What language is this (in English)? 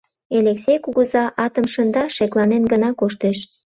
Mari